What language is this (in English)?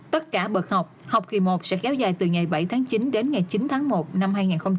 Vietnamese